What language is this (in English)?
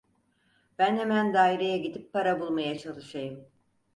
Turkish